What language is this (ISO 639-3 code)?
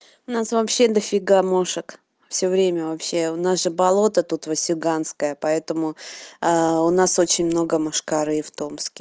rus